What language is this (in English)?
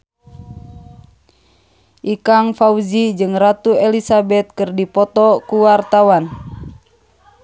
Sundanese